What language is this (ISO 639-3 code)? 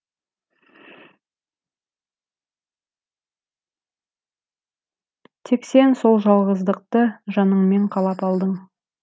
kaz